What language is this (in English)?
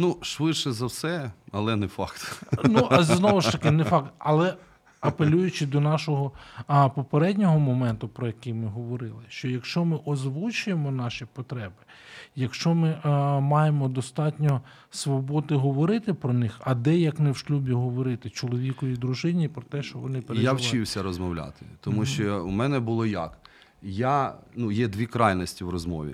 Ukrainian